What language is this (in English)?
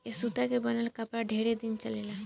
Bhojpuri